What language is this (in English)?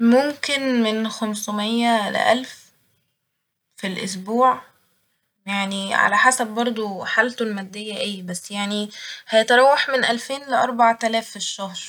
Egyptian Arabic